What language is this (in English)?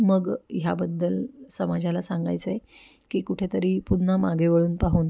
Marathi